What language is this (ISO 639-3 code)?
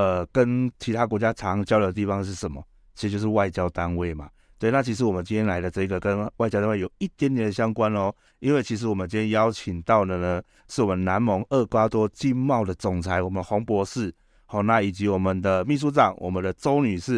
zho